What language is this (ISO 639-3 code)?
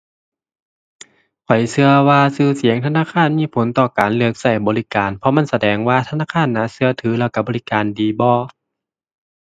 tha